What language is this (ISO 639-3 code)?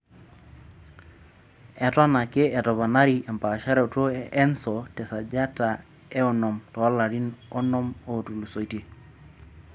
mas